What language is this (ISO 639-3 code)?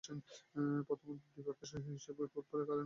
ben